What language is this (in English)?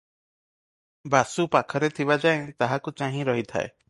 Odia